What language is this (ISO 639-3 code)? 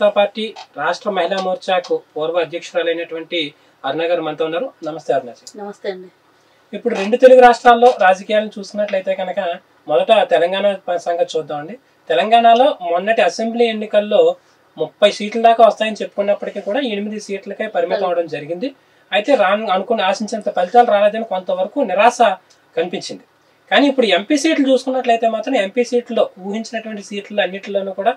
tel